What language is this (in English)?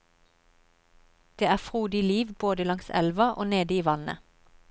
Norwegian